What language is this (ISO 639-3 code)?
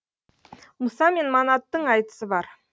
kaz